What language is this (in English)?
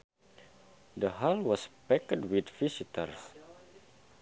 Sundanese